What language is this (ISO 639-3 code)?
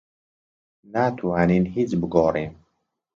ckb